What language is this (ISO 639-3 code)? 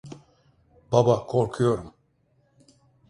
tur